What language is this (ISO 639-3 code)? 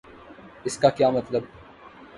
urd